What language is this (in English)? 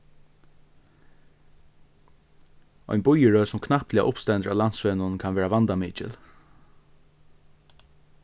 Faroese